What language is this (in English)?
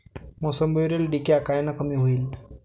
Marathi